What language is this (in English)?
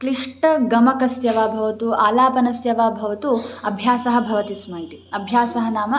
Sanskrit